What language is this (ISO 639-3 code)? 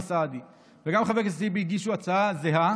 heb